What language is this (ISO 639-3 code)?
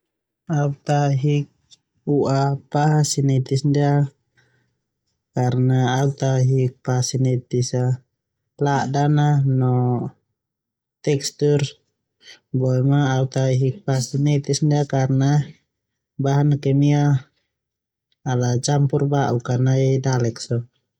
twu